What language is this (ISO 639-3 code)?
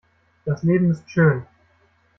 deu